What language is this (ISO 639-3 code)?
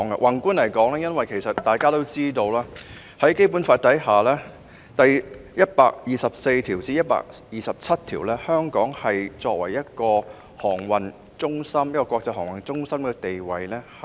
yue